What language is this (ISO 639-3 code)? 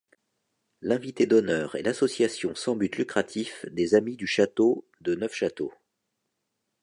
fra